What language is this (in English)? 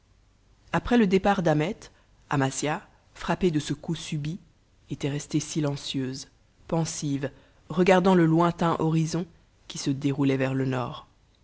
French